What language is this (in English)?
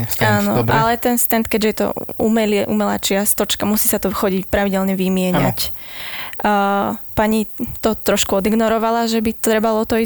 Slovak